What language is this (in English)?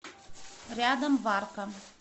Russian